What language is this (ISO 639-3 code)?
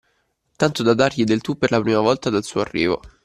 ita